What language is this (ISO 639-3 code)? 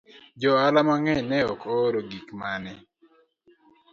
luo